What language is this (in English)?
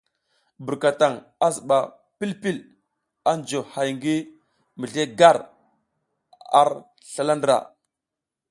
South Giziga